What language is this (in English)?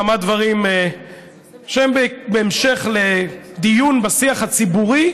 Hebrew